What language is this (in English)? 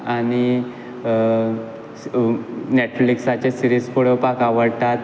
Konkani